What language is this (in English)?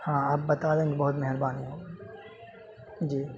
Urdu